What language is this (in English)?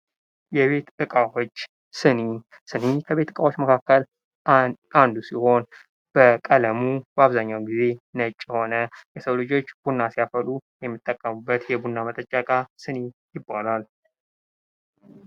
Amharic